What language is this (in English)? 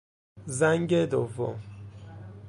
Persian